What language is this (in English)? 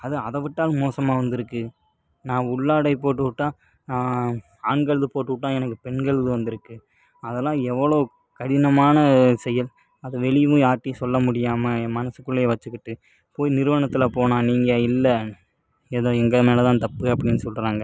Tamil